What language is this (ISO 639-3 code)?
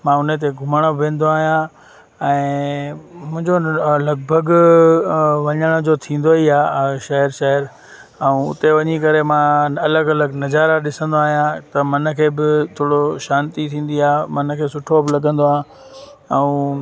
snd